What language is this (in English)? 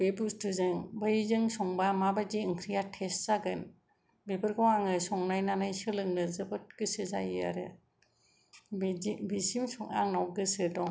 Bodo